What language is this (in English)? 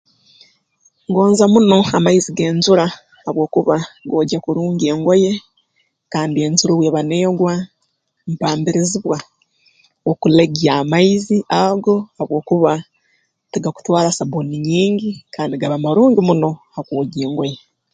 Tooro